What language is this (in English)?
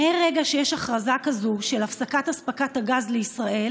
Hebrew